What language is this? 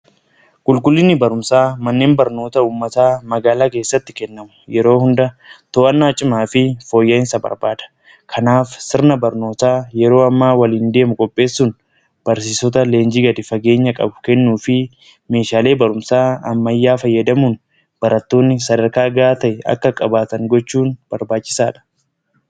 Oromo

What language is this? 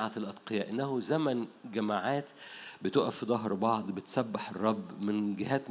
Arabic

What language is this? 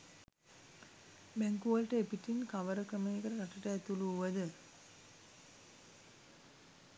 Sinhala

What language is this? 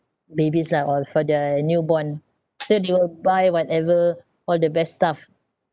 English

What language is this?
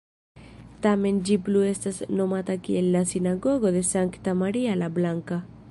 Esperanto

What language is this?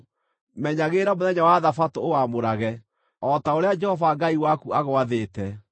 Kikuyu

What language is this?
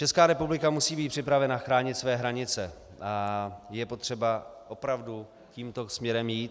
Czech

